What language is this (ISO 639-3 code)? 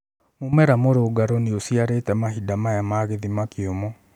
kik